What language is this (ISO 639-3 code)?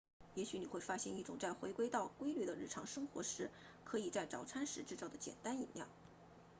zho